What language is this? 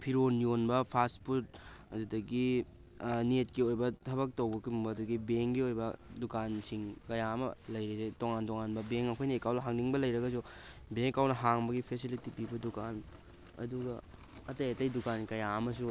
Manipuri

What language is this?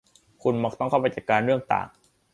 Thai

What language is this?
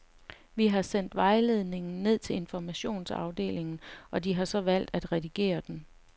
Danish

